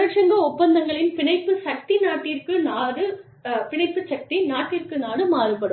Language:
Tamil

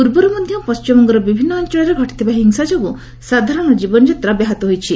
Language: Odia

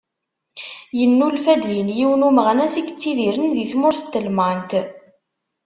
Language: Kabyle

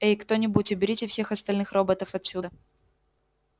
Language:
Russian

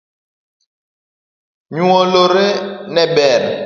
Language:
Luo (Kenya and Tanzania)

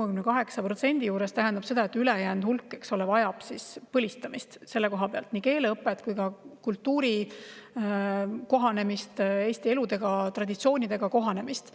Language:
Estonian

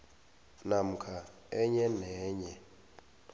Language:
South Ndebele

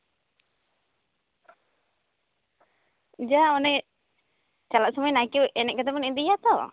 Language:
Santali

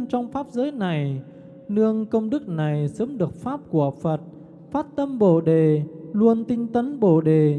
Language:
Vietnamese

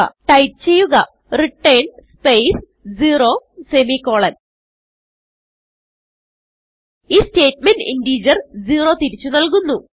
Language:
Malayalam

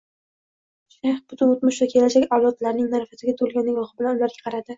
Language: Uzbek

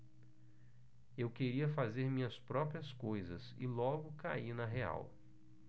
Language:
Portuguese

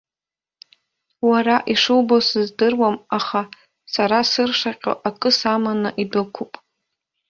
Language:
Abkhazian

